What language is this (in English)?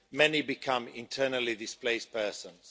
English